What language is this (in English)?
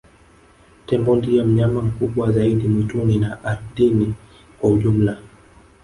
Swahili